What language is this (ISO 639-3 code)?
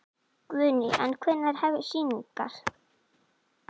isl